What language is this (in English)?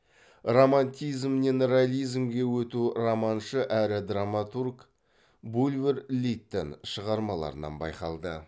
Kazakh